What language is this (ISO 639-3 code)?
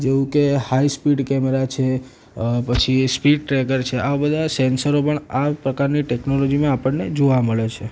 guj